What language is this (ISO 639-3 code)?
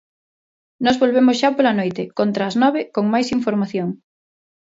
glg